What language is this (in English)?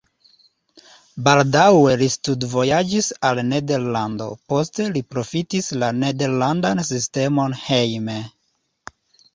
Esperanto